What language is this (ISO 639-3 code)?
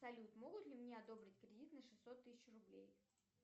rus